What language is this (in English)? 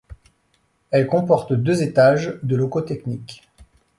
French